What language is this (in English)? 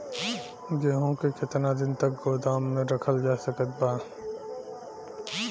Bhojpuri